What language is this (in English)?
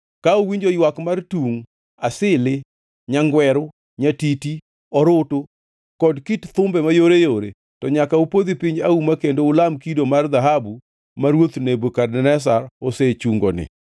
Luo (Kenya and Tanzania)